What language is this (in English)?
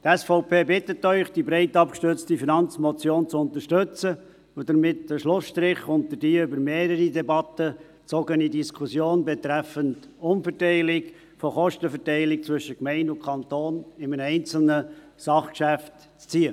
Swiss German